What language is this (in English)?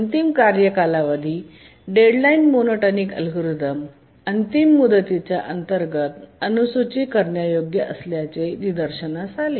Marathi